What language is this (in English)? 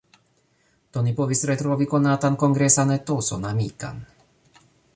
Esperanto